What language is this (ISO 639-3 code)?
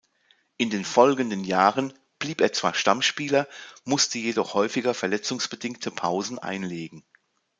deu